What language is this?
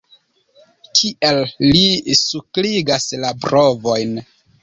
Esperanto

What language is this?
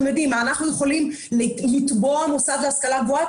Hebrew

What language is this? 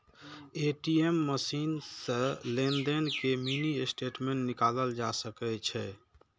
Maithili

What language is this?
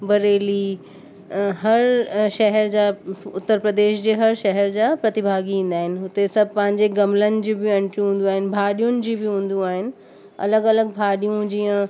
Sindhi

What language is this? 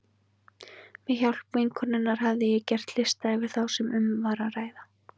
Icelandic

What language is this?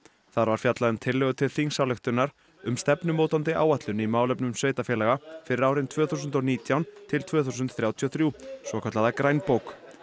Icelandic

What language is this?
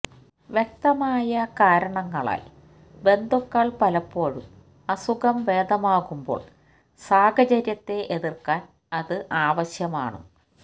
Malayalam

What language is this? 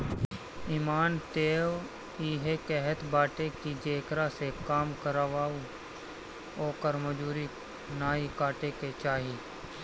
Bhojpuri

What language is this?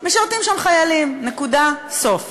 Hebrew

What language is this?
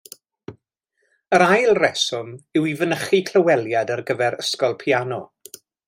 Welsh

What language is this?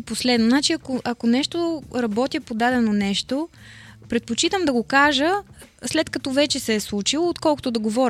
Bulgarian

